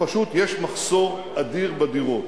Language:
Hebrew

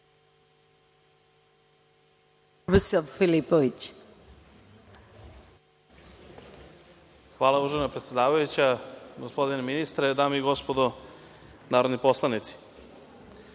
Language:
Serbian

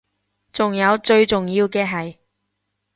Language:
Cantonese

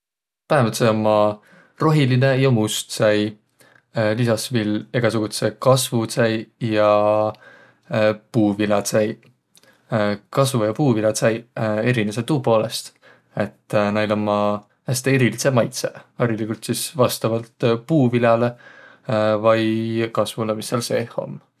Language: Võro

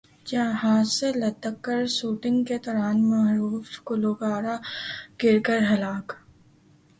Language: Urdu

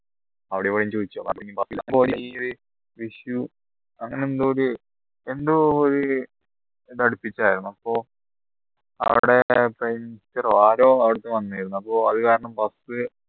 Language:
Malayalam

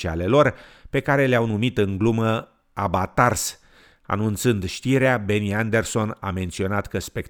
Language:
Romanian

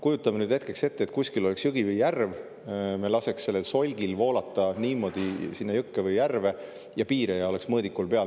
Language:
Estonian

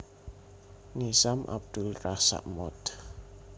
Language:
Javanese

